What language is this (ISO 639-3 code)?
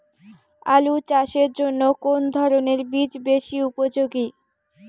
ben